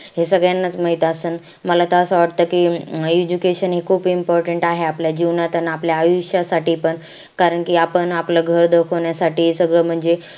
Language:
Marathi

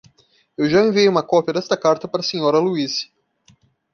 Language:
Portuguese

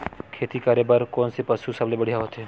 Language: Chhattisgarhi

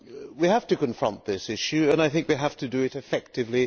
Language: English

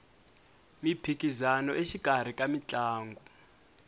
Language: Tsonga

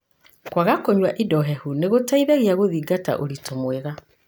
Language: Kikuyu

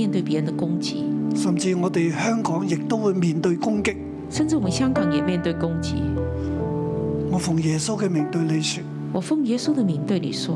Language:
Chinese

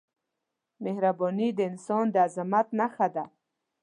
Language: Pashto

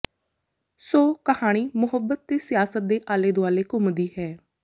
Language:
Punjabi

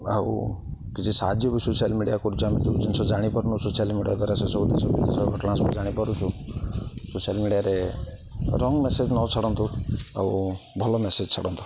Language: Odia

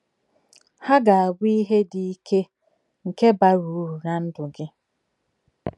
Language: Igbo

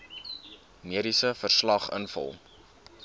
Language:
Afrikaans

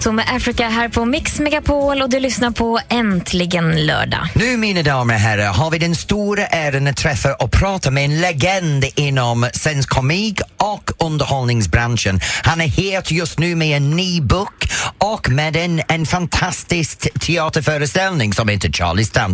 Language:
Swedish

